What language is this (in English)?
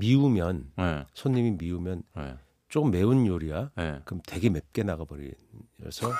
Korean